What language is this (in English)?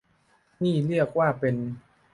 Thai